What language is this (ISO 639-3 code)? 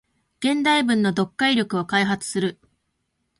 jpn